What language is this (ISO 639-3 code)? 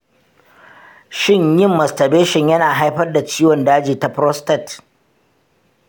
hau